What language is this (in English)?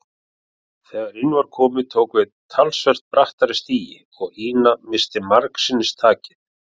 Icelandic